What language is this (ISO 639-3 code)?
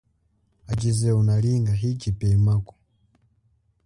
cjk